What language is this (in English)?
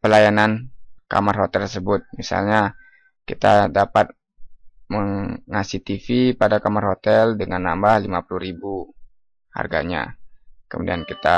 Indonesian